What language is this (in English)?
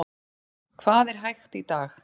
Icelandic